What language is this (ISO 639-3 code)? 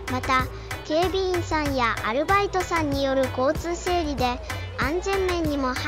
jpn